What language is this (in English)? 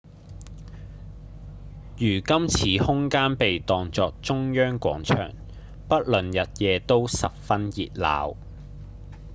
Cantonese